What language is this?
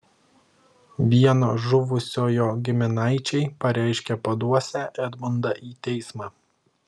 Lithuanian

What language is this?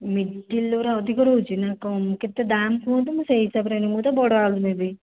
Odia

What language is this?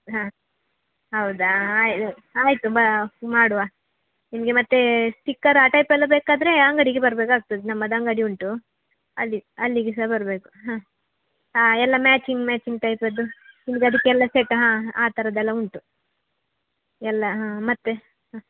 Kannada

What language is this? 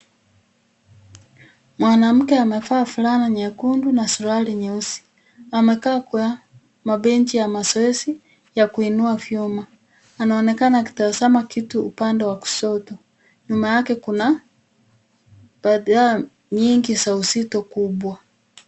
Swahili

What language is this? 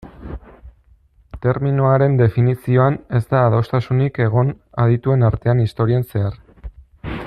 Basque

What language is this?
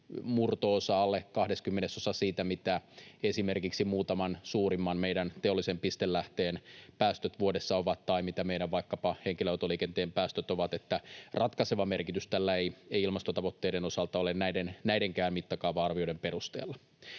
Finnish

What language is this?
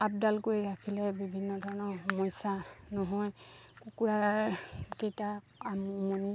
Assamese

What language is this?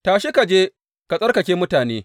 Hausa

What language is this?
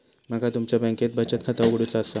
Marathi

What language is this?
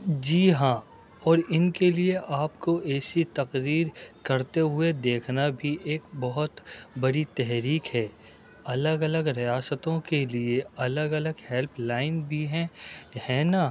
Urdu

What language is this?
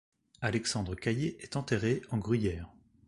French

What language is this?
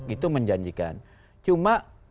Indonesian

